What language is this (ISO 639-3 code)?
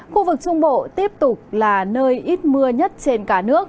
vie